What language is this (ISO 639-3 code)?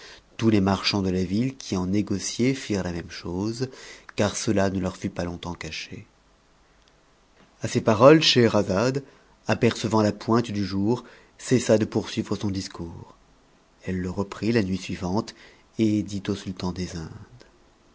fra